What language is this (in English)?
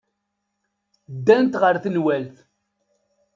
Kabyle